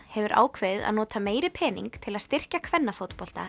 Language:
Icelandic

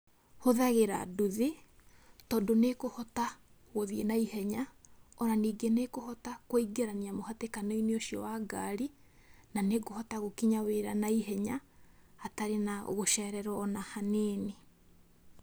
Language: Kikuyu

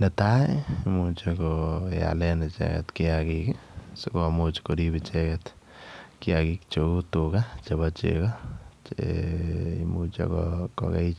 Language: Kalenjin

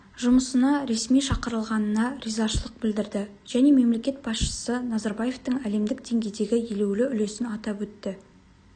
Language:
Kazakh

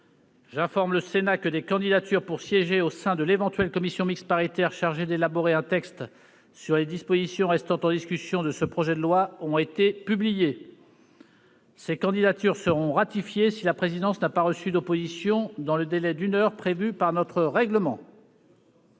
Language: French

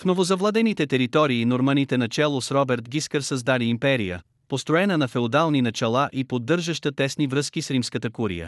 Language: Bulgarian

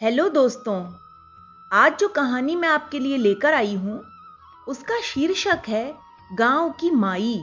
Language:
Hindi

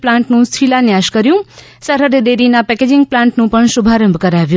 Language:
Gujarati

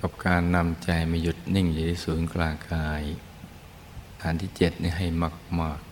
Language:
Thai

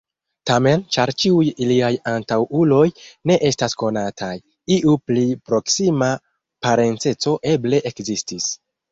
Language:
Esperanto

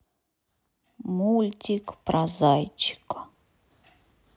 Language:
Russian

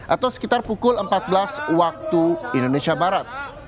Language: Indonesian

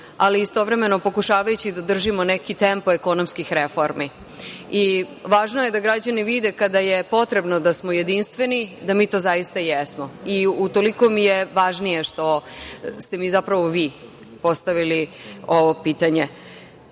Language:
Serbian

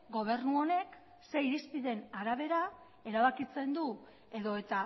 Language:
Basque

